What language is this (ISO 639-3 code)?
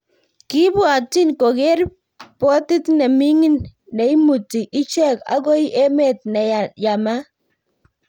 kln